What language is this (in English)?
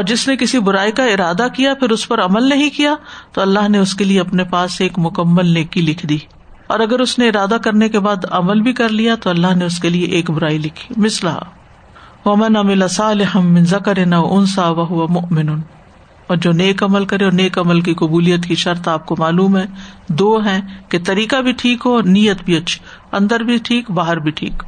Urdu